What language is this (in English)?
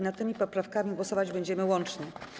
Polish